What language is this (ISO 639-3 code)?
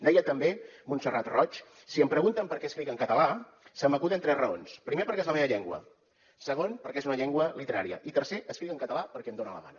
cat